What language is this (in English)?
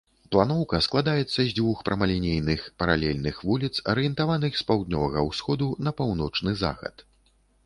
Belarusian